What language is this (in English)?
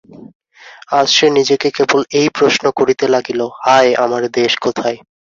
Bangla